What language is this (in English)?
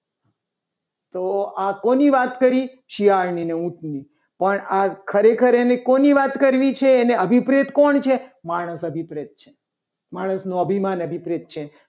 Gujarati